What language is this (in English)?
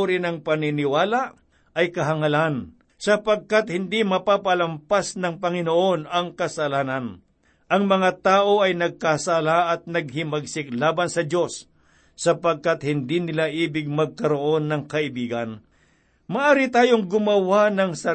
Filipino